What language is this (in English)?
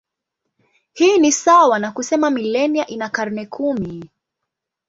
Swahili